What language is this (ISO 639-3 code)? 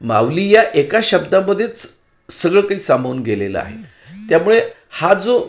mar